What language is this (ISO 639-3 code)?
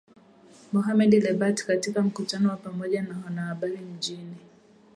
swa